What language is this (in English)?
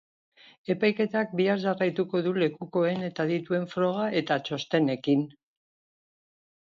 Basque